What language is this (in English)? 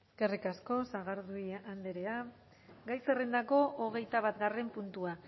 Basque